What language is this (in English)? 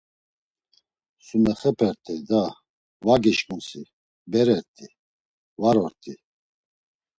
Laz